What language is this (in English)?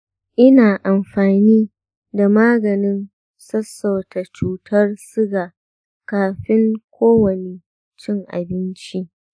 Hausa